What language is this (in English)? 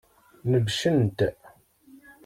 Kabyle